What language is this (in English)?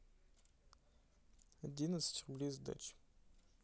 Russian